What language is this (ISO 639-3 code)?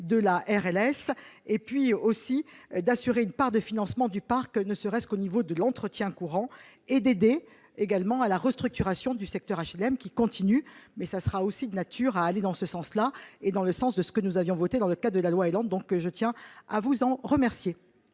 fra